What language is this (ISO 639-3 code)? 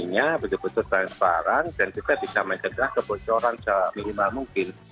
ind